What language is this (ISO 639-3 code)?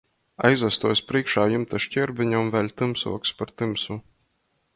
ltg